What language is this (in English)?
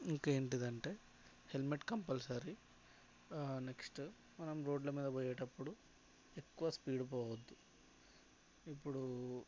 Telugu